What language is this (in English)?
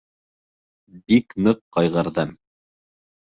Bashkir